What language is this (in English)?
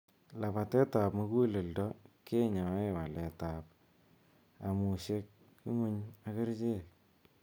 Kalenjin